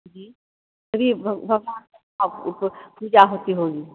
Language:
Hindi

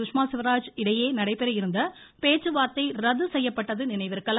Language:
Tamil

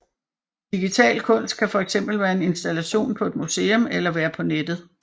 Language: Danish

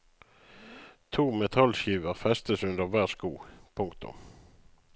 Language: Norwegian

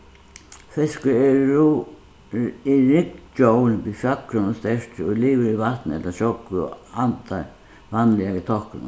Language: Faroese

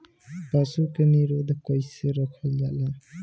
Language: Bhojpuri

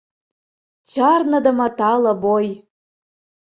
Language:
Mari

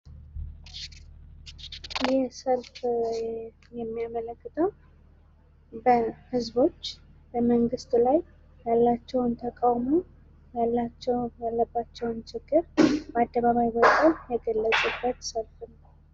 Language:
Amharic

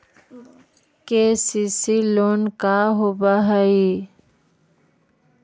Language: Magahi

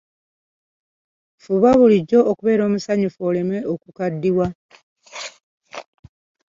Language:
Ganda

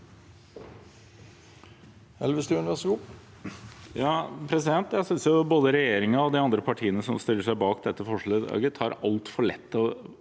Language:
Norwegian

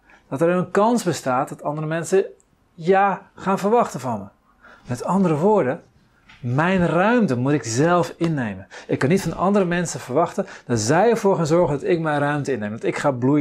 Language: Dutch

